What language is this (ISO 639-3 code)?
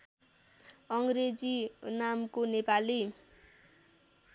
nep